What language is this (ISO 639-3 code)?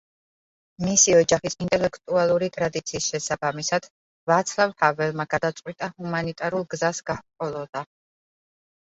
kat